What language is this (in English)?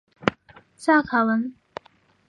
Chinese